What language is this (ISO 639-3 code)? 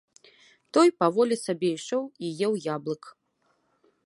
bel